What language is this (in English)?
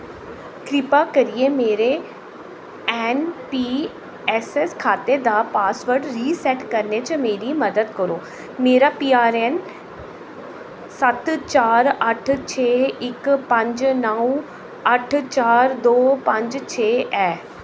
Dogri